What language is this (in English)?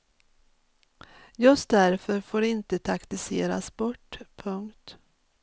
Swedish